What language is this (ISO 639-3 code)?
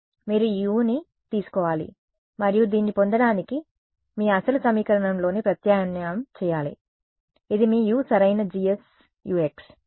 tel